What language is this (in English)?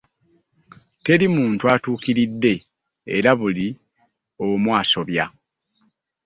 Ganda